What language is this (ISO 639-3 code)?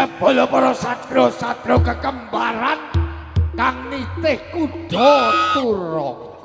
tha